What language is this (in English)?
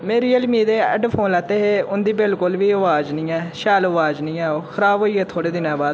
Dogri